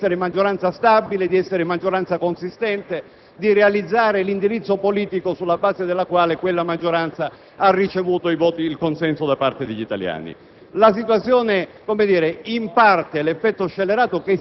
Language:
Italian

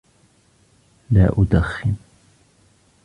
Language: Arabic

